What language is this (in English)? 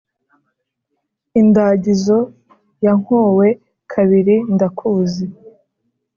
Kinyarwanda